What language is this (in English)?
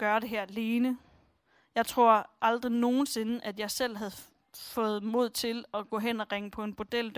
Danish